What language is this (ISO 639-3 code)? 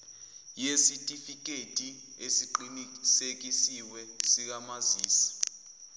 zul